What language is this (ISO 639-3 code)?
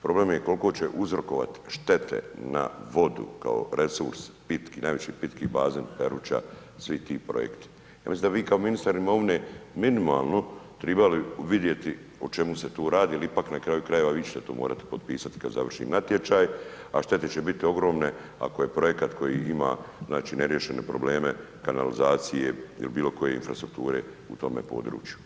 hrv